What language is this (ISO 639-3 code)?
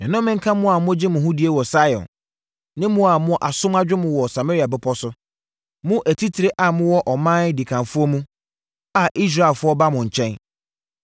aka